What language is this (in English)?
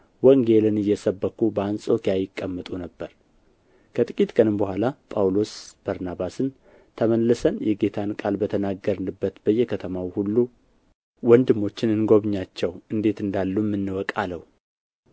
Amharic